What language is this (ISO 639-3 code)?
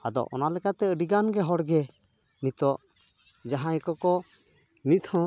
sat